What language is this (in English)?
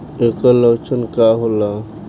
Bhojpuri